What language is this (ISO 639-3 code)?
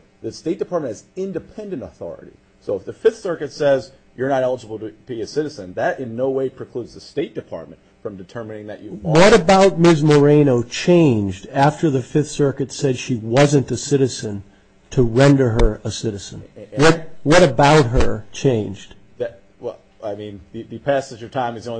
eng